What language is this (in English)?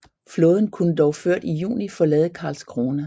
Danish